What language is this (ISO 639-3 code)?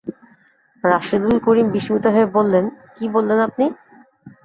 ben